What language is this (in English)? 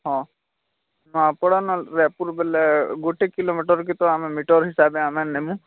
Odia